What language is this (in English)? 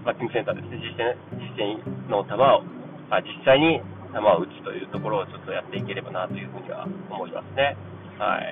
Japanese